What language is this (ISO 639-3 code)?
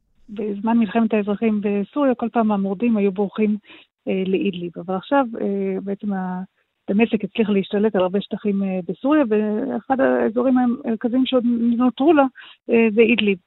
heb